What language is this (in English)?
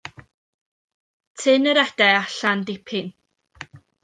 Welsh